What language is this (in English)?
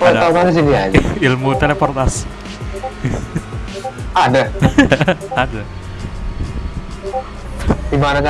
Indonesian